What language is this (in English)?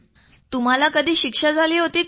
Marathi